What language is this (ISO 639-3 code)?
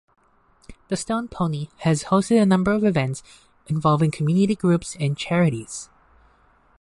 eng